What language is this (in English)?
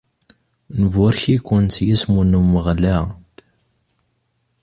Kabyle